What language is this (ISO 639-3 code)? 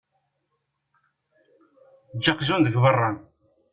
kab